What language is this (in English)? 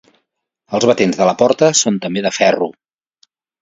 Catalan